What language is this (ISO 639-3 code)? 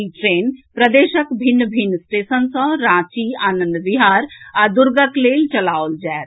mai